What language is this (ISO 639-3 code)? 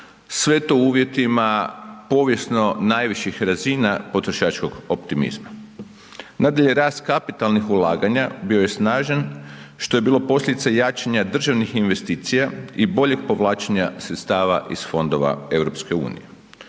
hrv